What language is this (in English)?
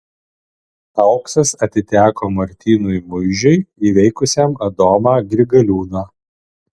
Lithuanian